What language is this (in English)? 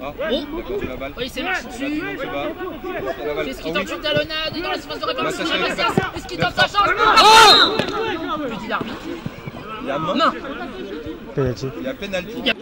French